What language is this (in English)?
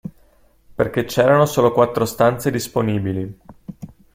Italian